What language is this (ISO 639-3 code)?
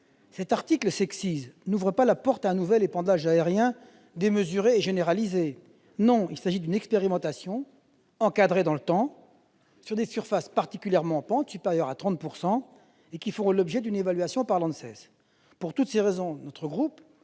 fra